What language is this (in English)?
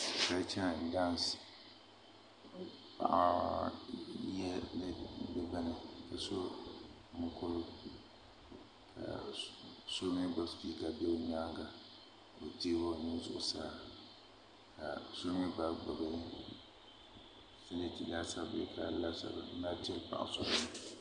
Dagbani